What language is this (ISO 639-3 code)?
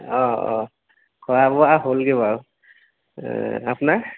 asm